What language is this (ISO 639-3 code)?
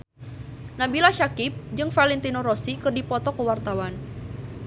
sun